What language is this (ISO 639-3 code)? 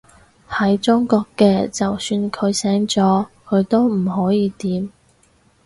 yue